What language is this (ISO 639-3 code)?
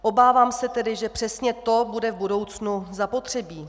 ces